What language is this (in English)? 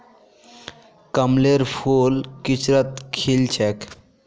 Magahi